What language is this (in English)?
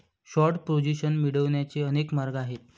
Marathi